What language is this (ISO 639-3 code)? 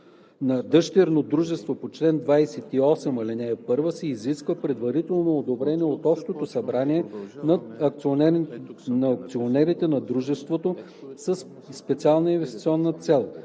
bul